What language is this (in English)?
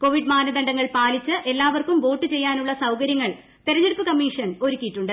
Malayalam